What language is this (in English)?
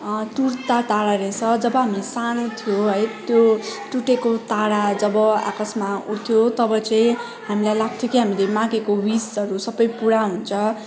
Nepali